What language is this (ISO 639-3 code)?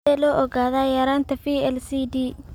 som